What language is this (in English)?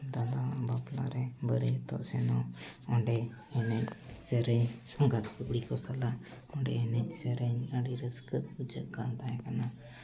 Santali